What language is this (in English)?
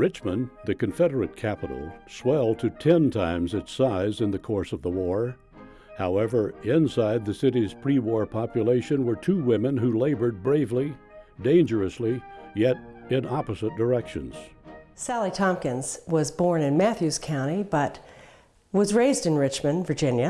English